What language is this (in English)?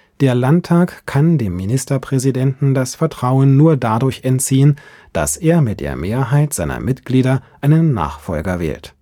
German